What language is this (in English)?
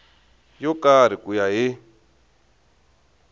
Tsonga